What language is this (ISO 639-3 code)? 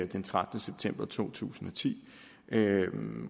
dan